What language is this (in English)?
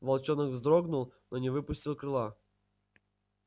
Russian